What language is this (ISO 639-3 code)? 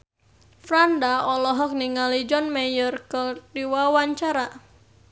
sun